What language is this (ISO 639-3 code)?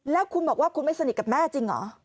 tha